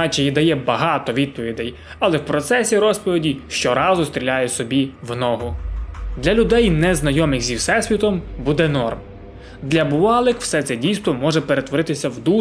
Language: Ukrainian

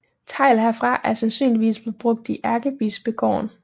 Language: Danish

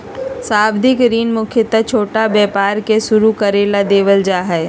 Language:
Magahi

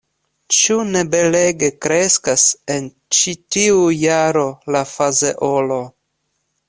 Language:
Esperanto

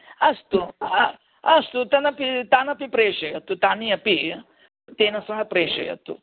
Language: Sanskrit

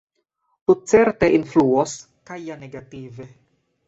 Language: Esperanto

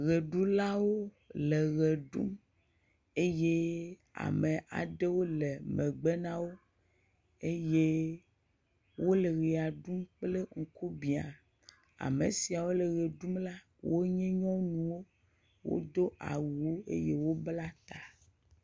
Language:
Ewe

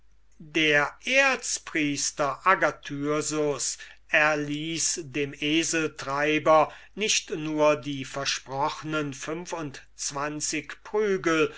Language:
German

